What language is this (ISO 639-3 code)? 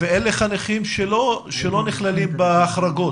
heb